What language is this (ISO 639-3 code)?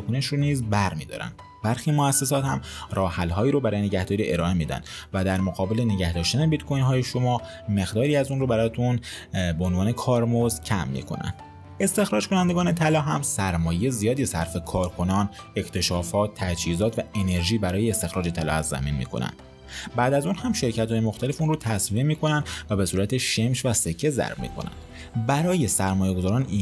fas